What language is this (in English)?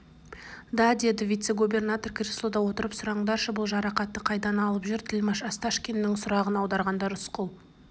Kazakh